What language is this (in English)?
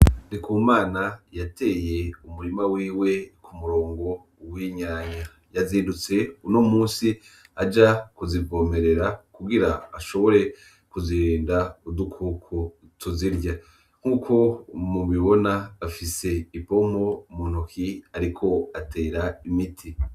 Rundi